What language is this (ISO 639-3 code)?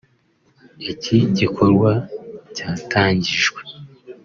kin